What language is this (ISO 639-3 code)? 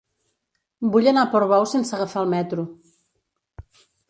cat